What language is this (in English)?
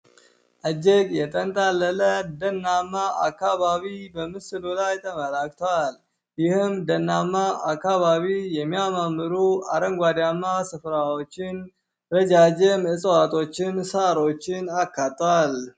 Amharic